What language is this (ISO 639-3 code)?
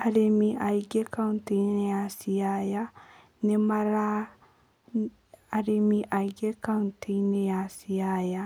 kik